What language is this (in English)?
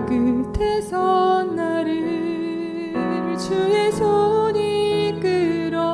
Korean